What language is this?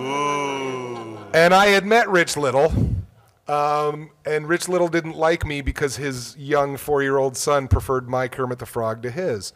English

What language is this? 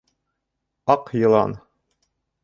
Bashkir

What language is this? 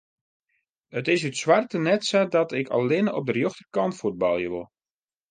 Western Frisian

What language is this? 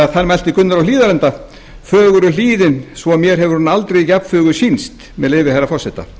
Icelandic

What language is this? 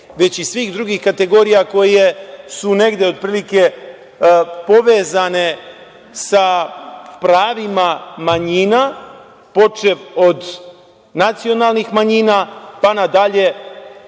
Serbian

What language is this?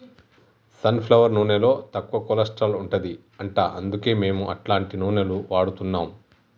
Telugu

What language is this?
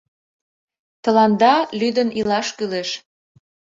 Mari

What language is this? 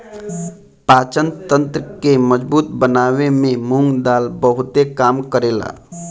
Bhojpuri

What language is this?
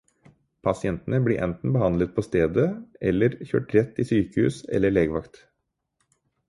Norwegian Bokmål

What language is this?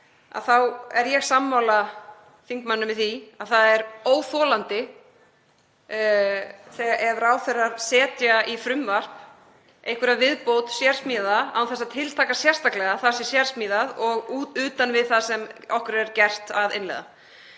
Icelandic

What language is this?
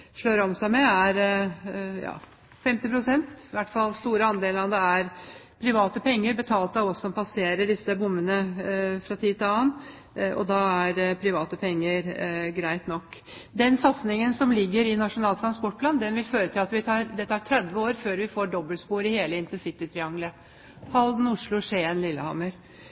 Norwegian Bokmål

